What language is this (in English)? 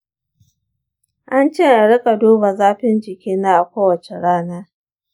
Hausa